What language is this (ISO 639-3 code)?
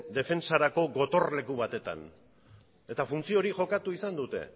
eus